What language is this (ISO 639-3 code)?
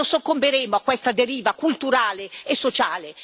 ita